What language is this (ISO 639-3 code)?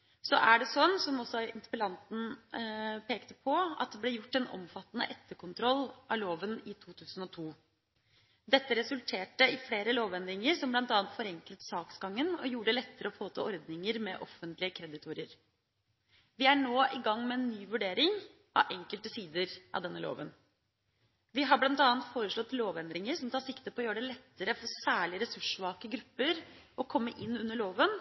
nob